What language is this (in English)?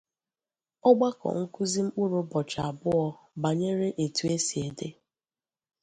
Igbo